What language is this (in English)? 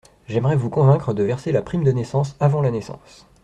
French